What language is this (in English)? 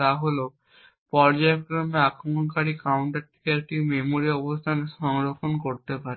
Bangla